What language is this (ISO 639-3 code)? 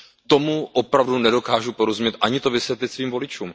ces